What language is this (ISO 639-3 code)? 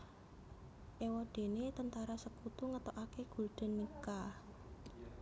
jav